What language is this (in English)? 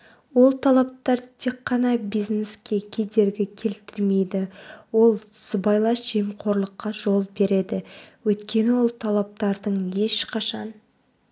Kazakh